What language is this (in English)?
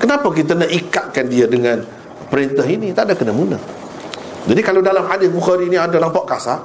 Malay